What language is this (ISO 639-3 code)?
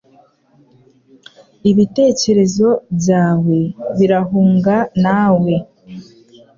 kin